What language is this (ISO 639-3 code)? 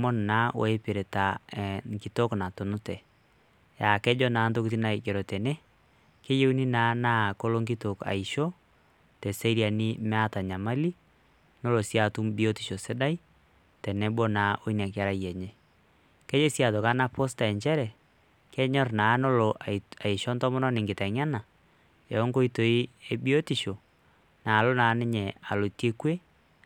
mas